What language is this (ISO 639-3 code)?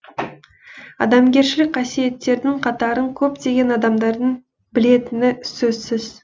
kaz